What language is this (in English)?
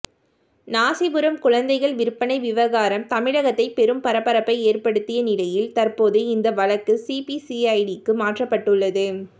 Tamil